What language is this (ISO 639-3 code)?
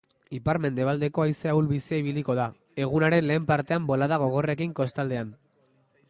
eus